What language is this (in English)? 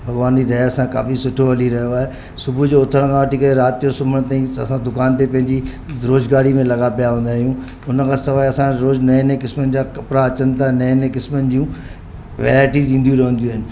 Sindhi